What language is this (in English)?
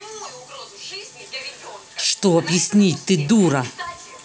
Russian